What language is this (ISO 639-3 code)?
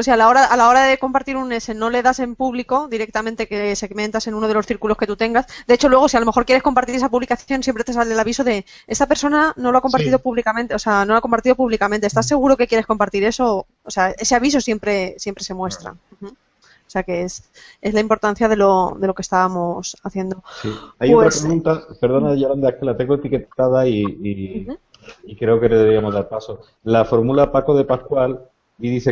spa